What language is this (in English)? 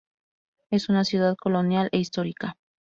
Spanish